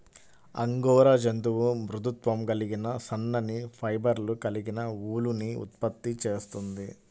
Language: Telugu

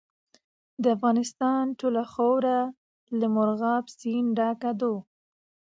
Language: Pashto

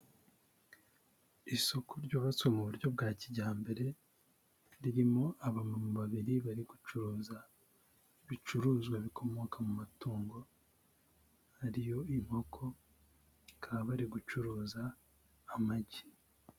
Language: Kinyarwanda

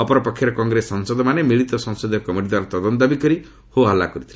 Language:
Odia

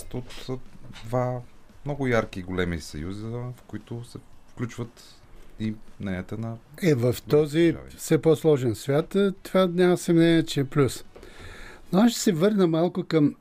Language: Bulgarian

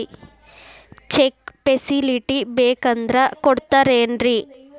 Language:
Kannada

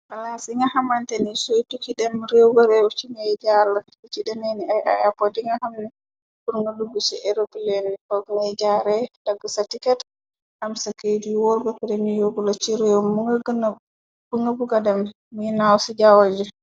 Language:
Wolof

